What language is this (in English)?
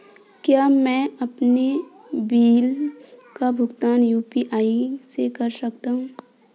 Hindi